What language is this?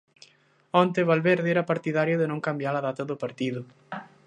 Galician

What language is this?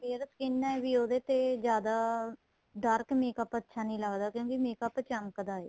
Punjabi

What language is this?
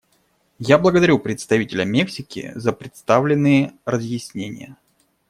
Russian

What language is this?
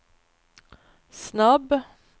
Swedish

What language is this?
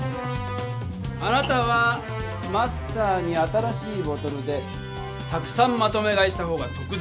Japanese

